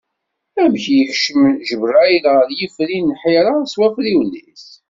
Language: Kabyle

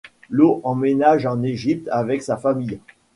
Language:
French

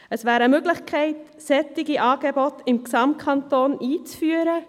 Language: Swiss German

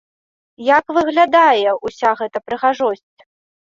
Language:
Belarusian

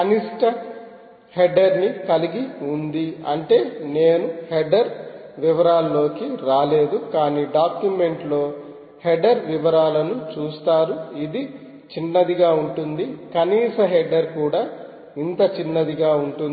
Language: Telugu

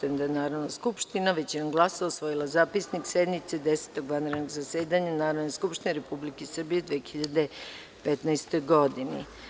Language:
Serbian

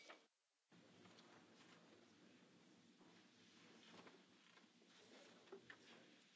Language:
French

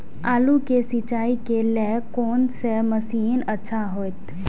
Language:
Maithili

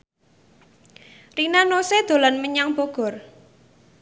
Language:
Javanese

